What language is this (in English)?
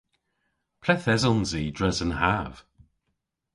Cornish